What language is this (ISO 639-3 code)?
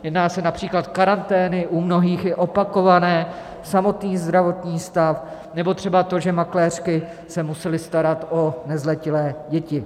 ces